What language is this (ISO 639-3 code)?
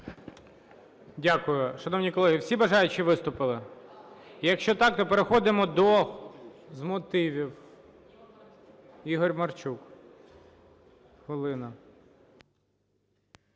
ukr